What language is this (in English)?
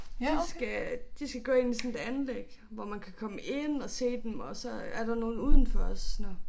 Danish